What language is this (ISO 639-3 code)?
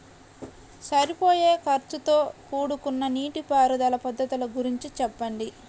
tel